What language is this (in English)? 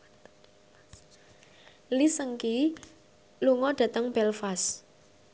Javanese